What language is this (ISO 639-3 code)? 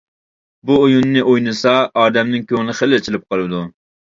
uig